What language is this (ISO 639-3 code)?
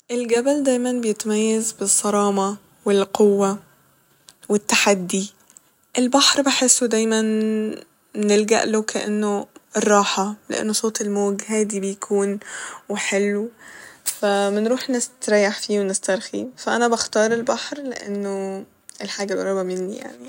arz